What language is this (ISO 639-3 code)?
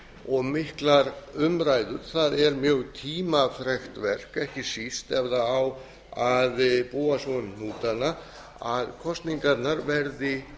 isl